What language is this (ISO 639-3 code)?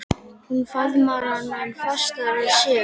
isl